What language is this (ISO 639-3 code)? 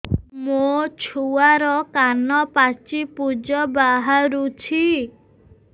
ori